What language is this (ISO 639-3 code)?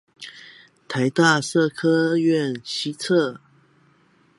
zho